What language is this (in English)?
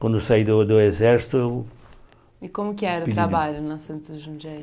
Portuguese